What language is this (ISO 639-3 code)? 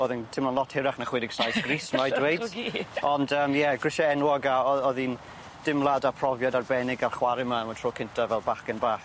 cym